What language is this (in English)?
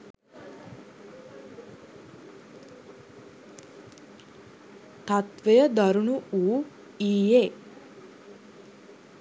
Sinhala